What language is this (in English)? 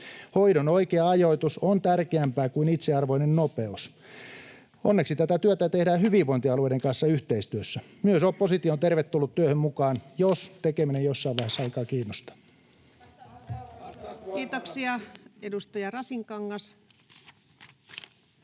Finnish